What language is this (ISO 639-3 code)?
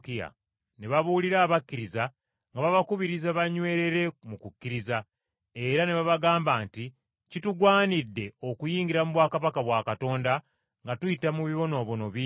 lug